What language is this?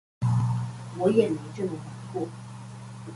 Chinese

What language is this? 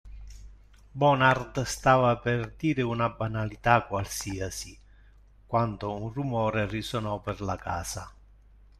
Italian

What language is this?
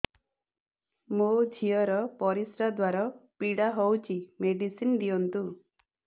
Odia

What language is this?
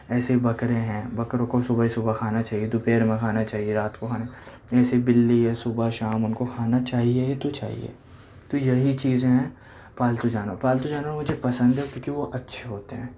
Urdu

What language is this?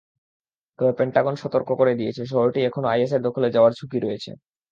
Bangla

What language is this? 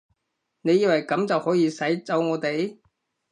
Cantonese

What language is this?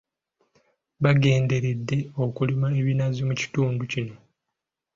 Ganda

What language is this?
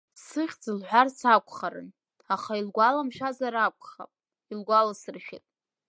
Abkhazian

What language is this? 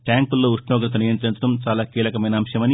Telugu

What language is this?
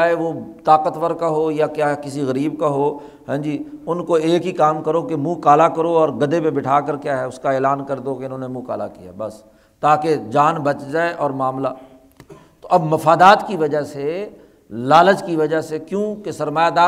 Urdu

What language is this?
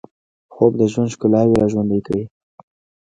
Pashto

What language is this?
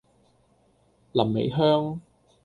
Cantonese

